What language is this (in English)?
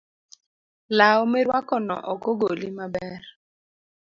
Luo (Kenya and Tanzania)